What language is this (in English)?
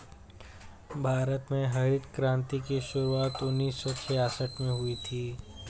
Hindi